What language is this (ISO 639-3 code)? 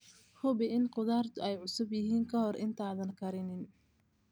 som